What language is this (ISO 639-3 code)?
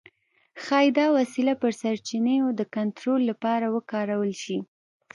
pus